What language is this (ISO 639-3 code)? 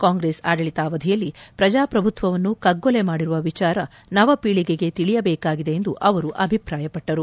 kan